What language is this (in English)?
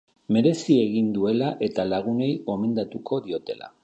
Basque